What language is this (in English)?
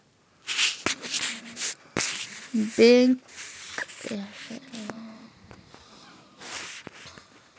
Maithili